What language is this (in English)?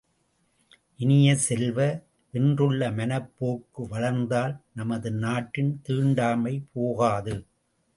Tamil